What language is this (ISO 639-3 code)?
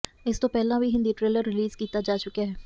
pan